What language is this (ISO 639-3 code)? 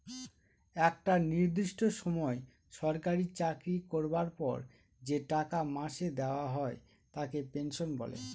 ben